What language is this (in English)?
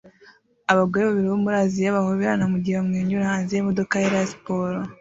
Kinyarwanda